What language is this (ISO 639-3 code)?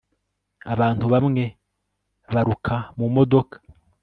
kin